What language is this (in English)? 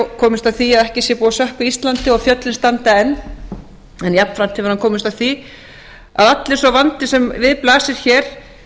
Icelandic